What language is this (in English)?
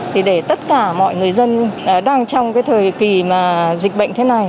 Vietnamese